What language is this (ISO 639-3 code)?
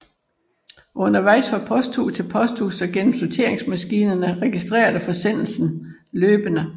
dan